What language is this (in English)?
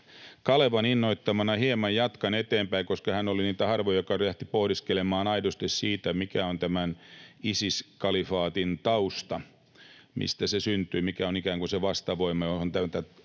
Finnish